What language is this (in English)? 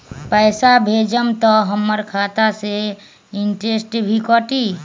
Magahi